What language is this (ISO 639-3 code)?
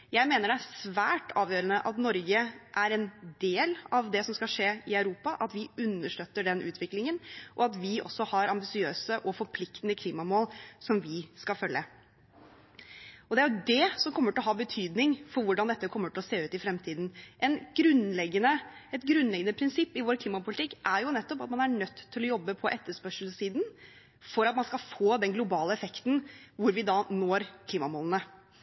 nob